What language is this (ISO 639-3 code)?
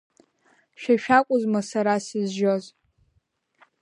abk